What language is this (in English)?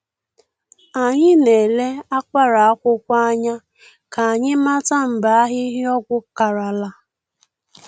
Igbo